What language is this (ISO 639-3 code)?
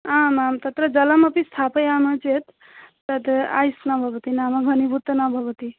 san